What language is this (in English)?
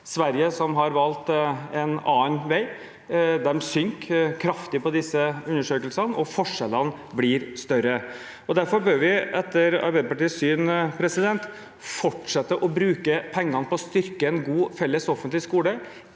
Norwegian